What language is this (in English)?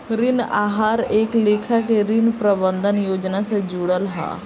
Bhojpuri